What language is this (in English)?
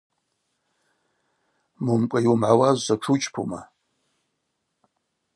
Abaza